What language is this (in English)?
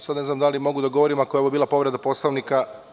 Serbian